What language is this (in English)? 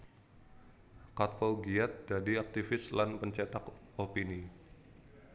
Javanese